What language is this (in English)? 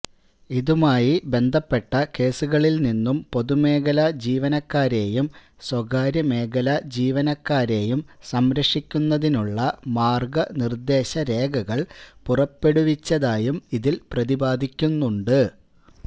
Malayalam